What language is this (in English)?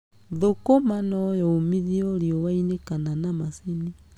Kikuyu